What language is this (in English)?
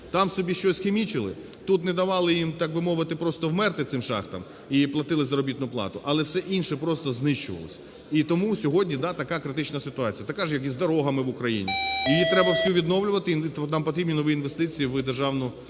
Ukrainian